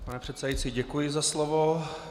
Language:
Czech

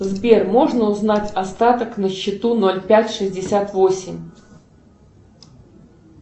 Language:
Russian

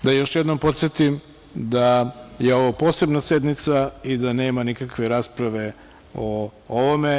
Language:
Serbian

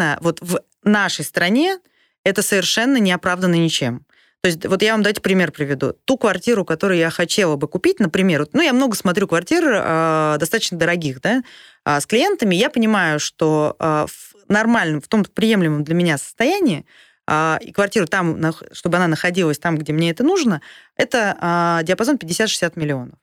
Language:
Russian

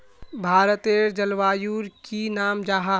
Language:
Magahi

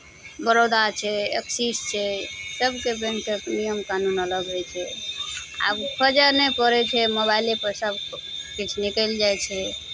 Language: Maithili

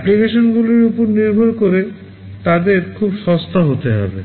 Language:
Bangla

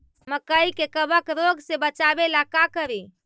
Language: Magahi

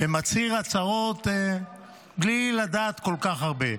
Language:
Hebrew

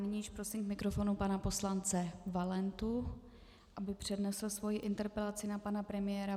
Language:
Czech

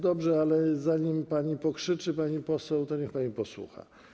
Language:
Polish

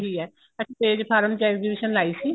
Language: Punjabi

